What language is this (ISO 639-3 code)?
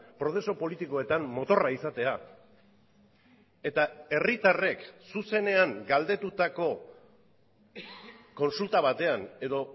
eus